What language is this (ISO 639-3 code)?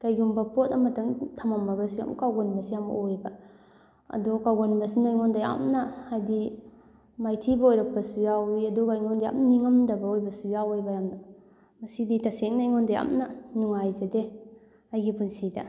mni